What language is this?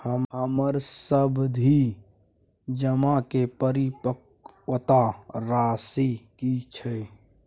Maithili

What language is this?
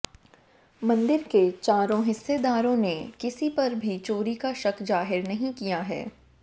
Hindi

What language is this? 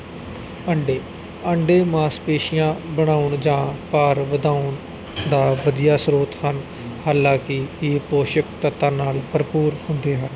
Punjabi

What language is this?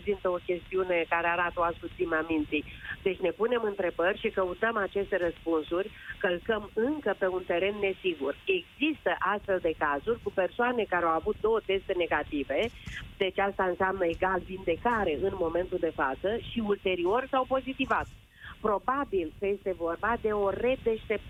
Romanian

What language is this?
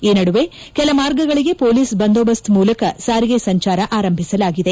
Kannada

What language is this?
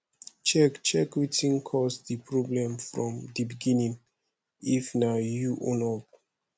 Nigerian Pidgin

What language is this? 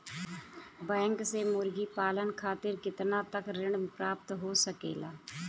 Bhojpuri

